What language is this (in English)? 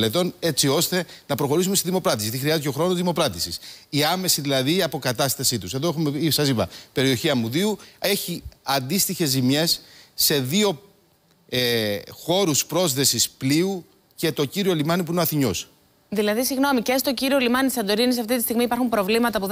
Greek